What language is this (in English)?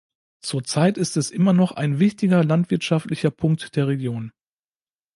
German